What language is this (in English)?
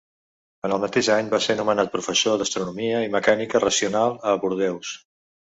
Catalan